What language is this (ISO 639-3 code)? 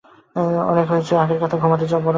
ben